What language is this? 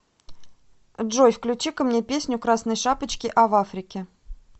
Russian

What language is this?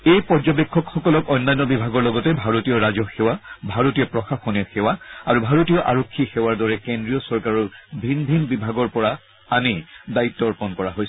Assamese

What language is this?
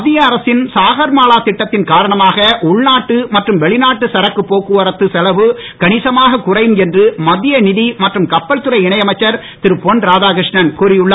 Tamil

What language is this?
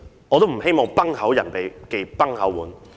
Cantonese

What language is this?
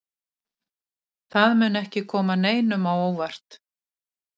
Icelandic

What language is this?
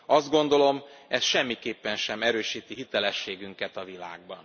Hungarian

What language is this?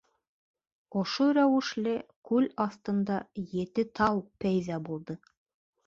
Bashkir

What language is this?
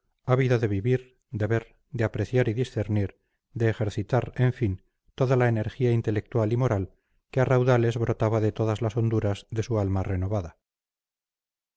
Spanish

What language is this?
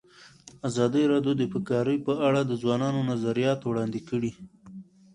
Pashto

